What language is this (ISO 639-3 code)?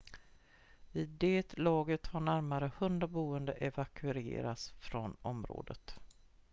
swe